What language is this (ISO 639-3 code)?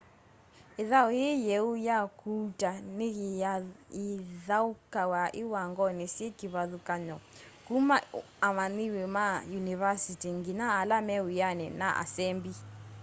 kam